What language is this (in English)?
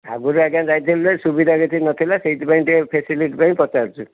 Odia